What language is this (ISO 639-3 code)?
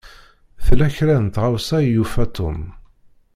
kab